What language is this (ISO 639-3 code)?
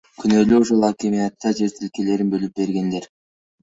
kir